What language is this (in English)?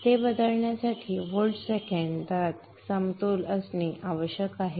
Marathi